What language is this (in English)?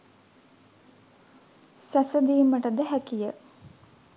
Sinhala